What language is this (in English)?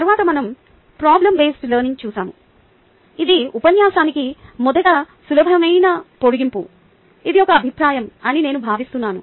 Telugu